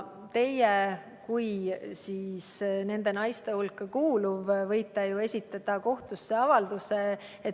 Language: Estonian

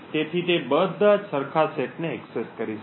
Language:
Gujarati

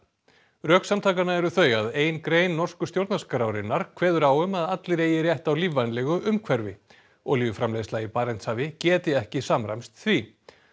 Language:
Icelandic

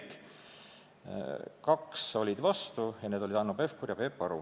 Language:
Estonian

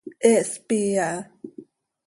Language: Seri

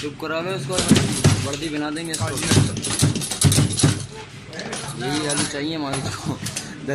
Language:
Turkish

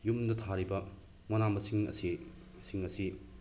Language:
Manipuri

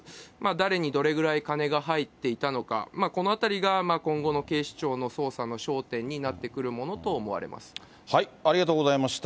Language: Japanese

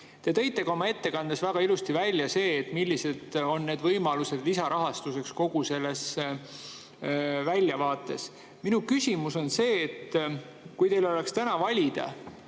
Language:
Estonian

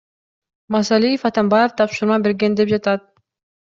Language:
Kyrgyz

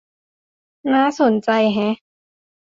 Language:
Thai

